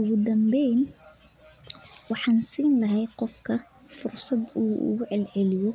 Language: Somali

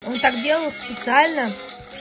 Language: Russian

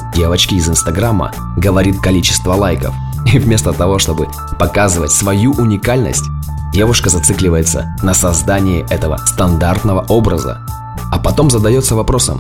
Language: Russian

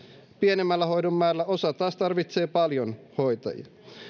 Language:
Finnish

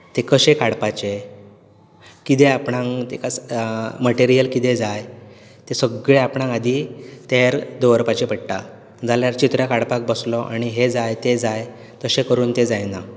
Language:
Konkani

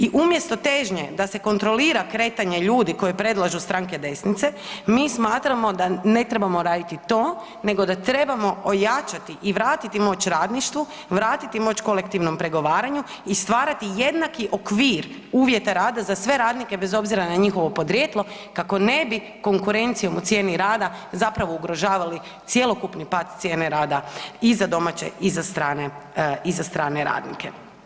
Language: Croatian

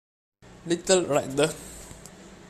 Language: Italian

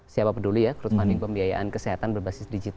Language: Indonesian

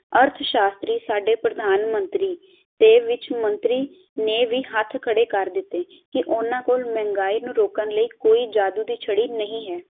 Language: Punjabi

